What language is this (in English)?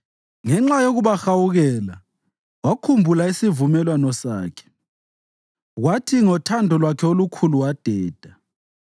North Ndebele